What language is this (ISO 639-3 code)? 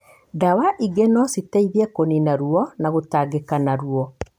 kik